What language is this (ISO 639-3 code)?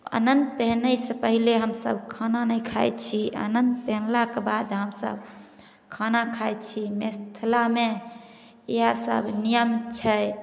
mai